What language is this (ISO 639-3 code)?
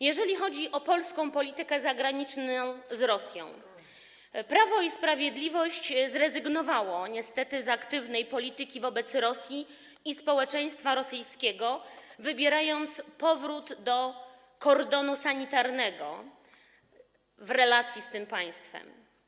pol